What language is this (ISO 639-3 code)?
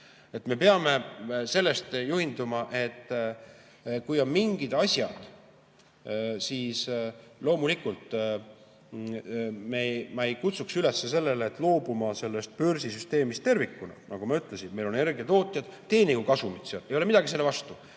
est